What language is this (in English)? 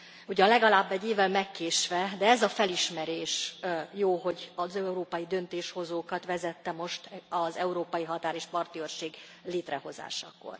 Hungarian